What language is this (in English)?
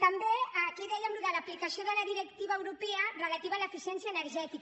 Catalan